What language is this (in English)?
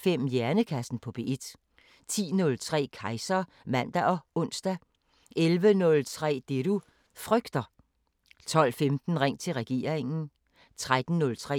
Danish